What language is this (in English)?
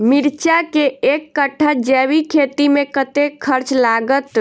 Maithili